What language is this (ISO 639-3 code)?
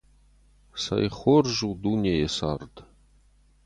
oss